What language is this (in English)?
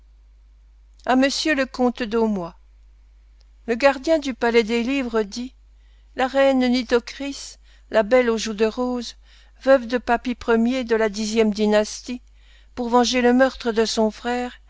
French